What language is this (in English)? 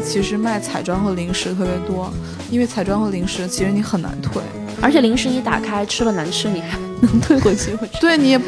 Chinese